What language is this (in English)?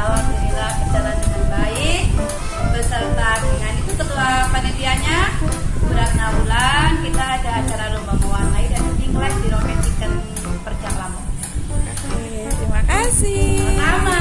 Indonesian